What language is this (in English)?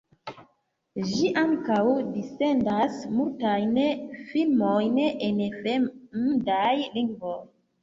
Esperanto